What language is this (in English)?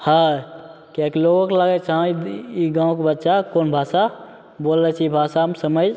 Maithili